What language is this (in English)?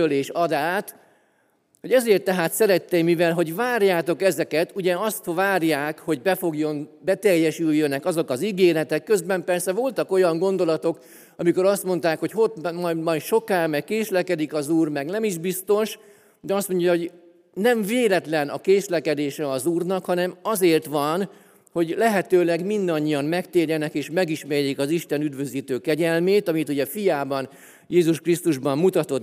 Hungarian